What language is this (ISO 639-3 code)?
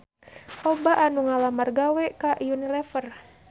sun